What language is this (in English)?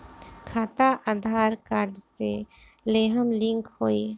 Bhojpuri